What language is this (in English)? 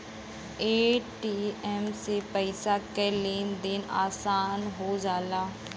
Bhojpuri